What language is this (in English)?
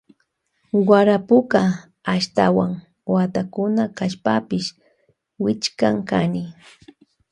Loja Highland Quichua